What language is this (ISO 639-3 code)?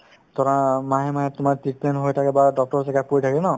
asm